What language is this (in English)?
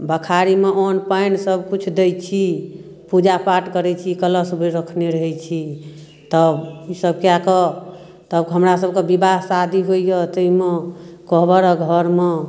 Maithili